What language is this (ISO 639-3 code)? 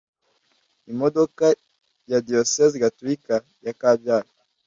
kin